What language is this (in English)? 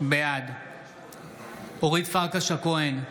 Hebrew